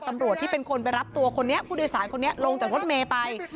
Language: Thai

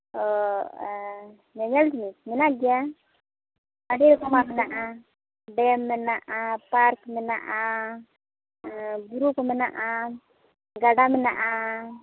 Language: Santali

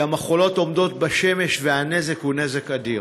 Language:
Hebrew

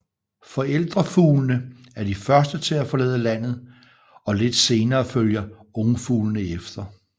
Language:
Danish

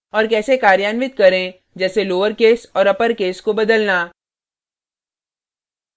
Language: Hindi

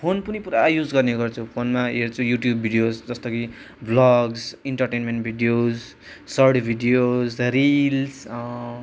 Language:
Nepali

